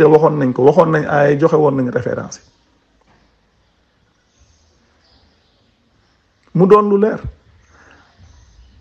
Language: French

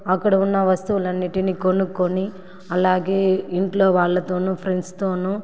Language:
Telugu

